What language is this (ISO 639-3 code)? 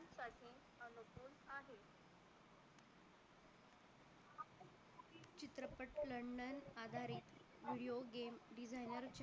mar